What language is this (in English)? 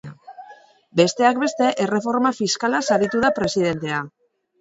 Basque